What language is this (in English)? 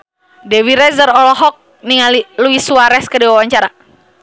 Sundanese